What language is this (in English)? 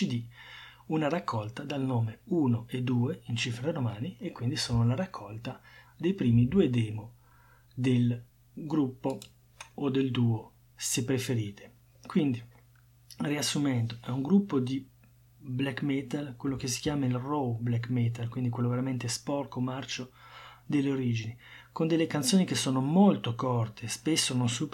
Italian